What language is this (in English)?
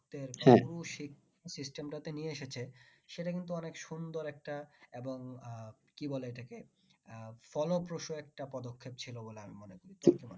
Bangla